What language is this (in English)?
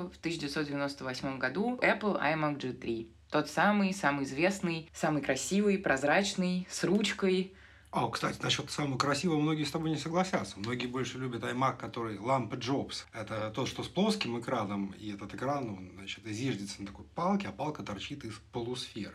Russian